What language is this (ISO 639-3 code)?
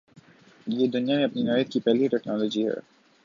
urd